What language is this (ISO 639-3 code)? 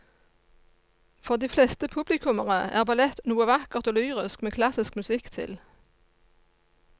nor